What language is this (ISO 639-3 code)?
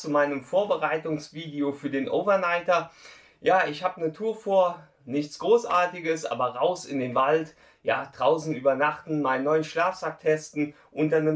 deu